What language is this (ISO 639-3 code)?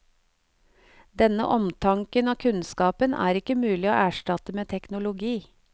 nor